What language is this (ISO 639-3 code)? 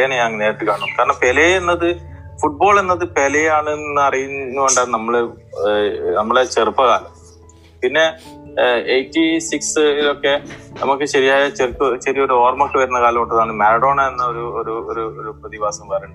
mal